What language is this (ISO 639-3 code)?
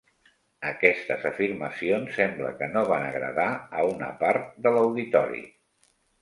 cat